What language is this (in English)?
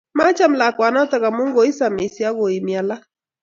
Kalenjin